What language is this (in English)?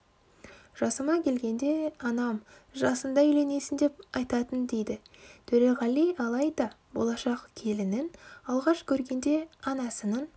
Kazakh